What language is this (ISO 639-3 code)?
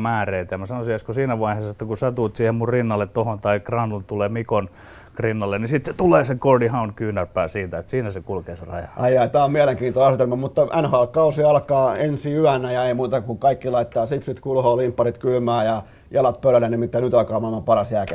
fin